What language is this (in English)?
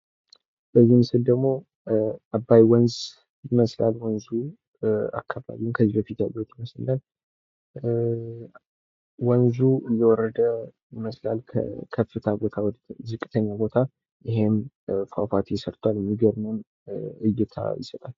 Amharic